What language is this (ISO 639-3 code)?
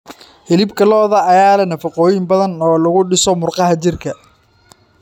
som